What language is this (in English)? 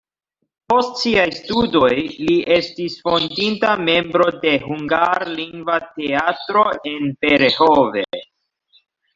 Esperanto